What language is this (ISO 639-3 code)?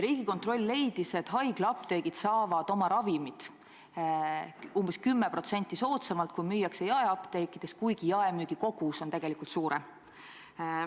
est